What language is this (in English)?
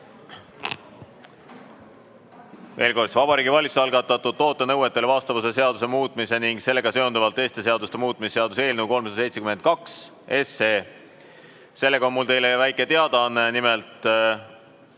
Estonian